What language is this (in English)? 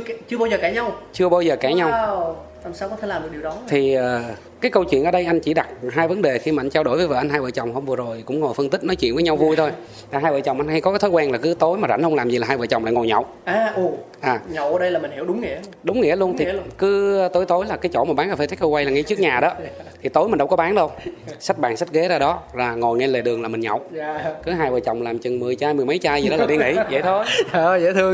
Vietnamese